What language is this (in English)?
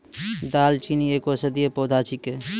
Maithili